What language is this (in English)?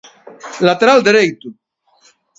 Galician